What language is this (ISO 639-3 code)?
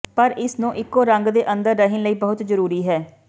pan